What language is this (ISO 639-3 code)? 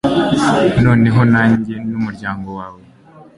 kin